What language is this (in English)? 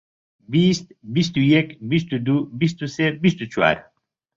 Central Kurdish